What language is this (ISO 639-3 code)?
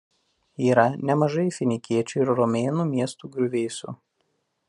lit